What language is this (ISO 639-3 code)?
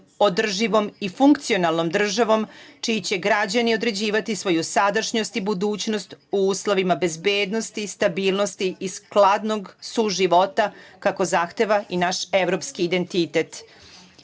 srp